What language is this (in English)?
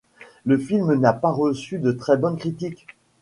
French